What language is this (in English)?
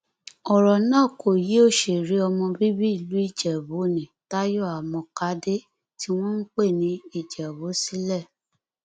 Yoruba